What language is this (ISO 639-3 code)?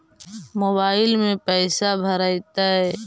mag